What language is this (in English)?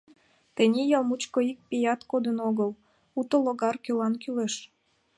Mari